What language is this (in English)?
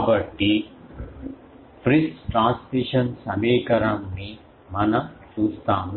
Telugu